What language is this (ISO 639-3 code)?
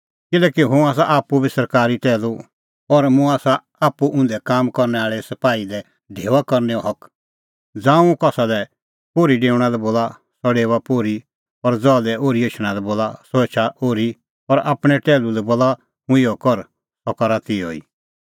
kfx